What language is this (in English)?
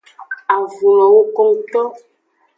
Aja (Benin)